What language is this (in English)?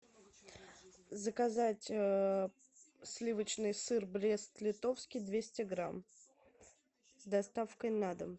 Russian